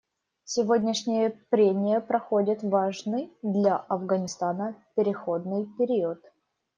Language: Russian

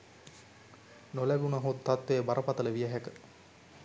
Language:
Sinhala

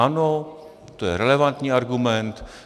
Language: Czech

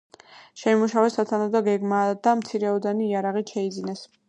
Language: Georgian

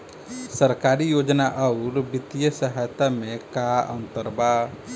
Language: Bhojpuri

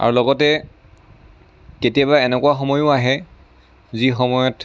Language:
Assamese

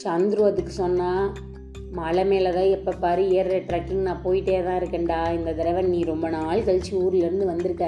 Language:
Tamil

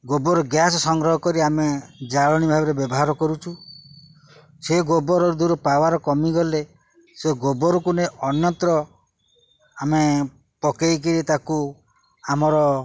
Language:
Odia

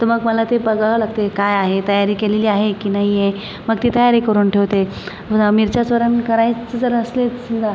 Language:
Marathi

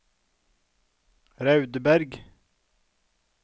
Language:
Norwegian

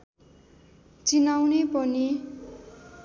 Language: Nepali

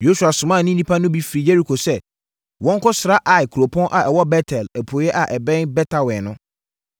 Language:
Akan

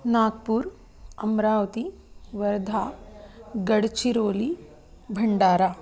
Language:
Sanskrit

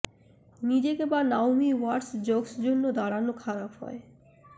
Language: Bangla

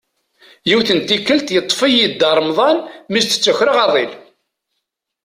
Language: Kabyle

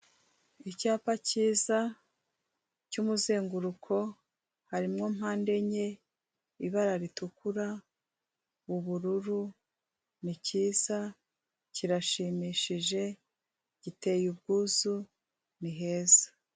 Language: Kinyarwanda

